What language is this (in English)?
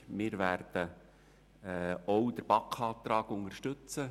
Swiss German